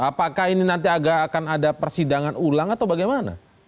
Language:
Indonesian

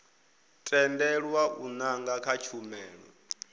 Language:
Venda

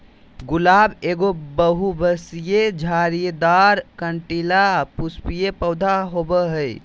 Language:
Magahi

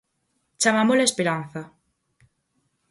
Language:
Galician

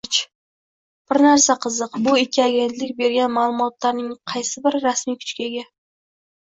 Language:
Uzbek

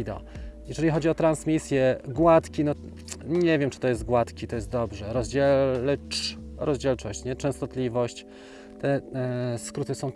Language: Polish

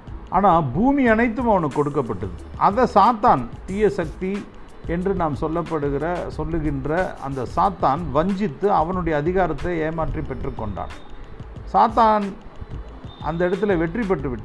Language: Tamil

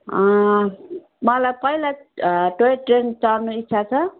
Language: Nepali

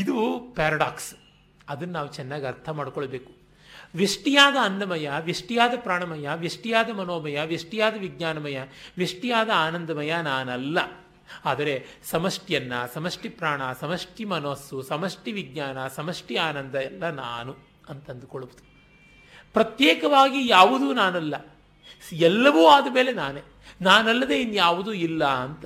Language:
Kannada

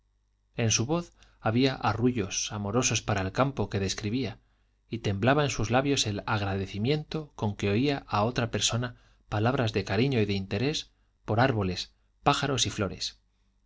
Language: Spanish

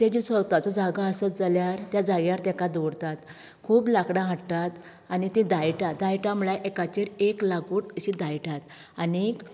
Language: Konkani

